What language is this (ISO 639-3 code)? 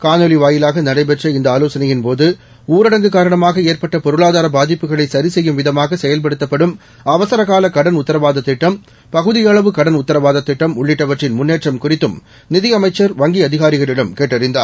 tam